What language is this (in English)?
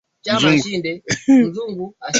Swahili